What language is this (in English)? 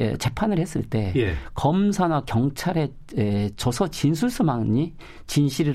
Korean